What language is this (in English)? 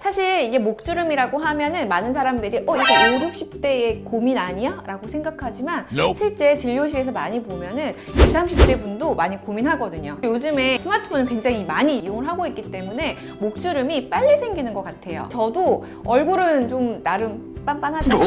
Korean